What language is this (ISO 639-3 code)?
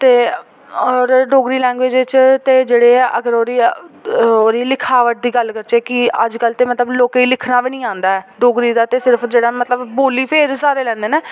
doi